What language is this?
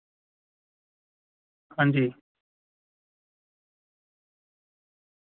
Dogri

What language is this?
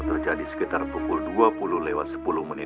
Indonesian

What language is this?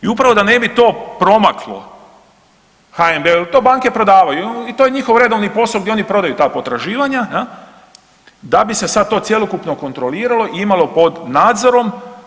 Croatian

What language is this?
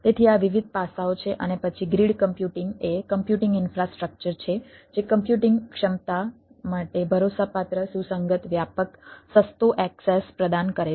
Gujarati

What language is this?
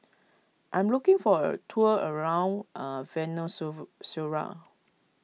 English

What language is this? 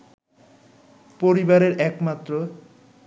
Bangla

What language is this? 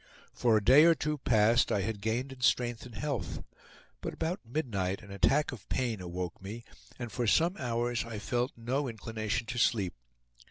English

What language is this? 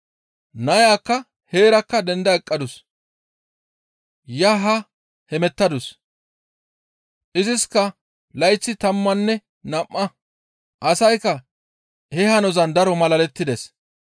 Gamo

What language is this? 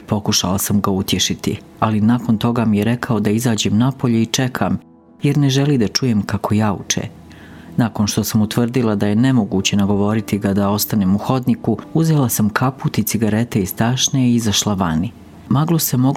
Croatian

